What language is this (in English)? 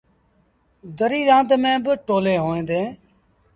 Sindhi Bhil